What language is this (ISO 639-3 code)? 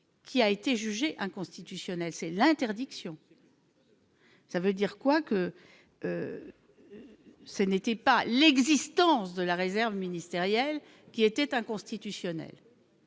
fra